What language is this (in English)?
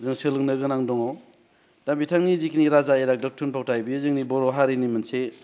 Bodo